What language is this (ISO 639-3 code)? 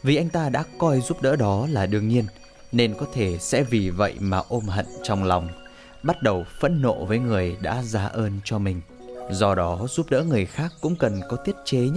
vie